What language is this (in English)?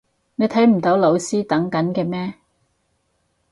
Cantonese